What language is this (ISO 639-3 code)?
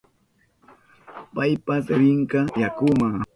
qup